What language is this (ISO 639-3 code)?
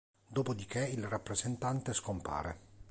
ita